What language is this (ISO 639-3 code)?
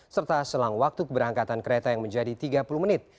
ind